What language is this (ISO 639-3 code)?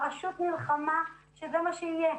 heb